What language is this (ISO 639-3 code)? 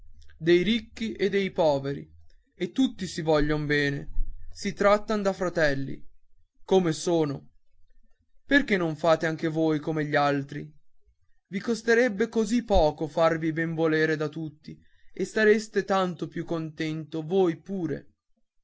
ita